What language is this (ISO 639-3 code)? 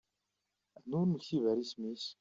kab